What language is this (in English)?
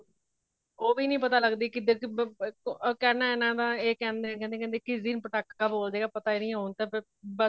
Punjabi